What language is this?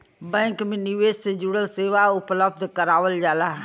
Bhojpuri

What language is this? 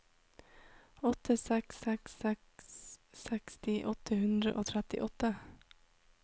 Norwegian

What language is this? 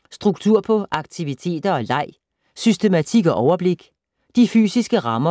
Danish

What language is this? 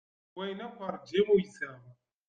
Kabyle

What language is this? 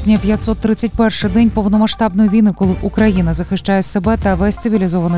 Ukrainian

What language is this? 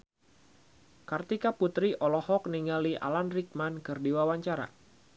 Sundanese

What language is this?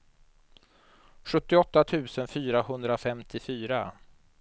Swedish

